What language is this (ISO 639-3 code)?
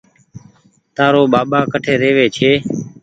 gig